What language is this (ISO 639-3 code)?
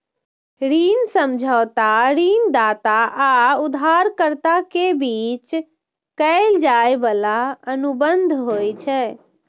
mai